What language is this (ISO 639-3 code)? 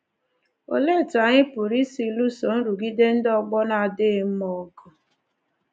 ibo